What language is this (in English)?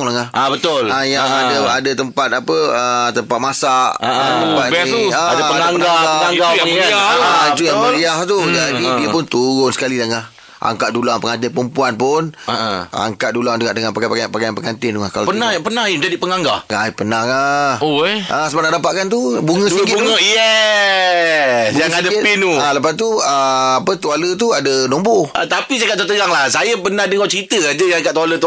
Malay